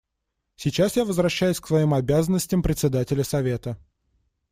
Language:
Russian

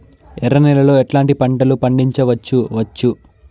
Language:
Telugu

